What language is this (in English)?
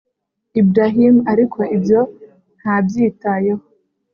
Kinyarwanda